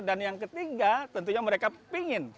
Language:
Indonesian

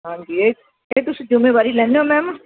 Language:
Punjabi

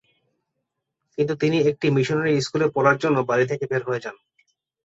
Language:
Bangla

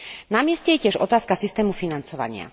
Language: Slovak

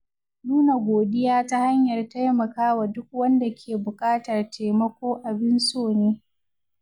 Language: Hausa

